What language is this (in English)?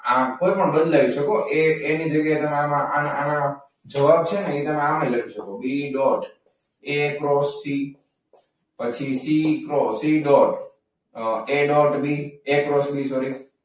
Gujarati